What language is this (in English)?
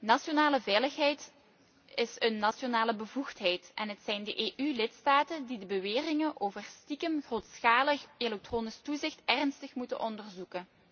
Dutch